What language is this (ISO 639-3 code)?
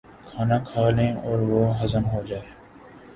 urd